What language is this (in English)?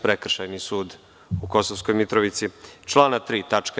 Serbian